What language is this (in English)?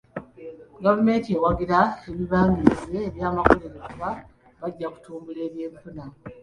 Ganda